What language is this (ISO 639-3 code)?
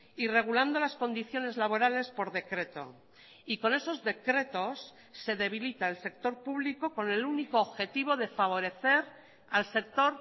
spa